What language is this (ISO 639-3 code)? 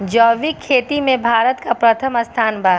bho